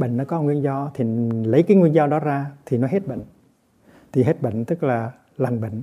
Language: Vietnamese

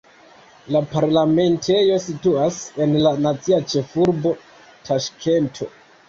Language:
Esperanto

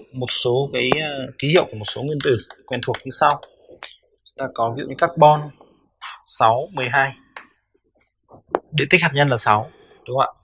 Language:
Vietnamese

